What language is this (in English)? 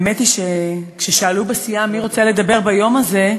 Hebrew